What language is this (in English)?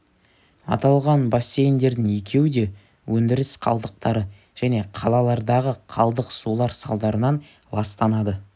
Kazakh